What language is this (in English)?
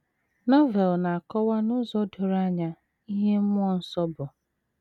Igbo